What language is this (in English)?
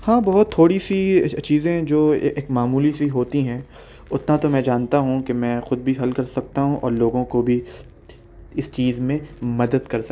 Urdu